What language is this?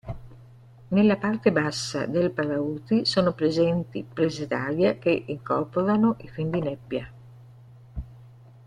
Italian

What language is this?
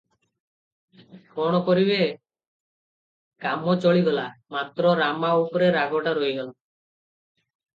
Odia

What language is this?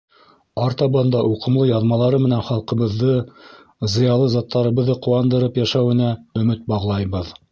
Bashkir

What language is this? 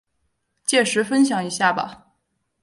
Chinese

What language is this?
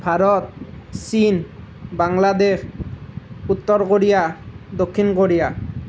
Assamese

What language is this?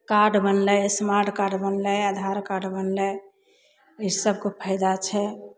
Maithili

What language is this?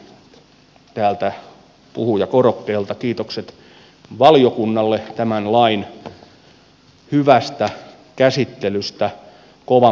Finnish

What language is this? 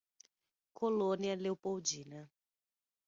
Portuguese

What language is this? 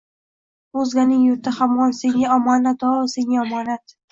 Uzbek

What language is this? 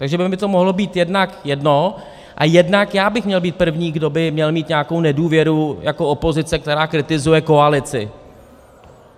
Czech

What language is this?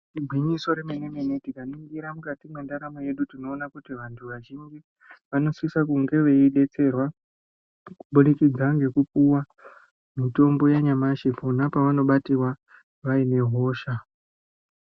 Ndau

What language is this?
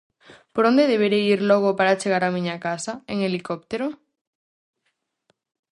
Galician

